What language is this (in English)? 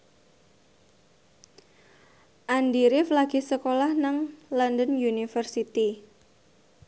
Javanese